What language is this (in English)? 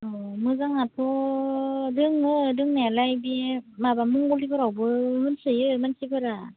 Bodo